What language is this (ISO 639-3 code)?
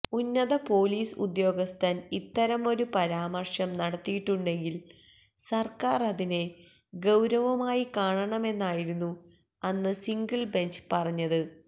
mal